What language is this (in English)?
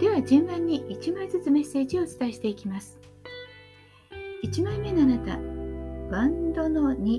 Japanese